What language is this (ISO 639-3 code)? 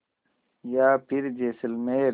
hin